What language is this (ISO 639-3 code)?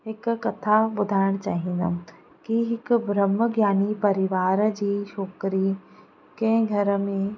snd